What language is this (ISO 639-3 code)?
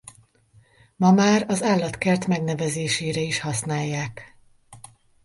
hun